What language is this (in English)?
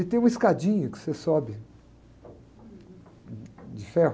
Portuguese